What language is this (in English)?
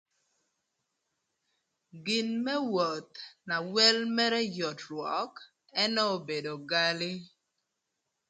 Thur